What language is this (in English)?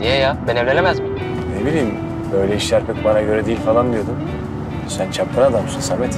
Turkish